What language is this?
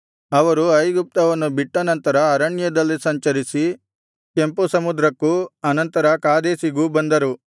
Kannada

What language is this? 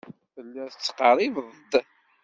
Kabyle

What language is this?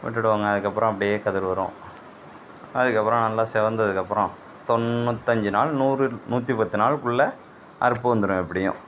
Tamil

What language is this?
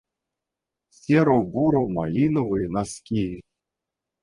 Russian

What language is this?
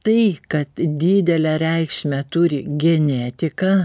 Lithuanian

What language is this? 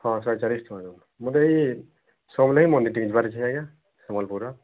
Odia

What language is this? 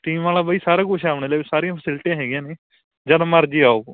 Punjabi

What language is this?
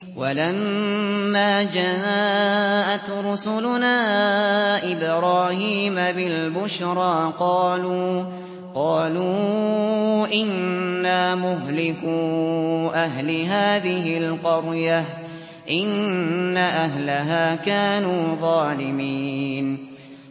Arabic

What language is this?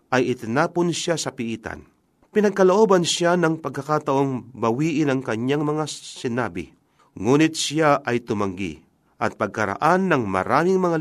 Filipino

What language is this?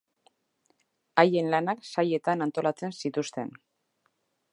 Basque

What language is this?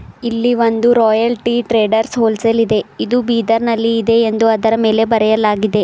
Kannada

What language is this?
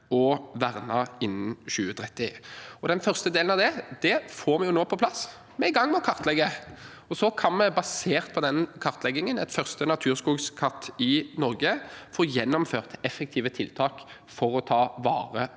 Norwegian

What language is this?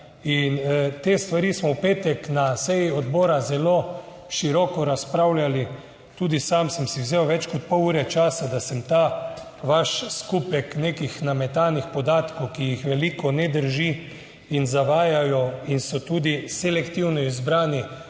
Slovenian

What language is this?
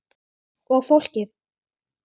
Icelandic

